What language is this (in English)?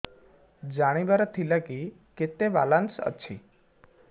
Odia